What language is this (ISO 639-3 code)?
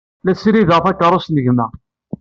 kab